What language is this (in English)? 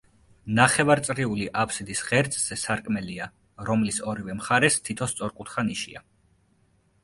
Georgian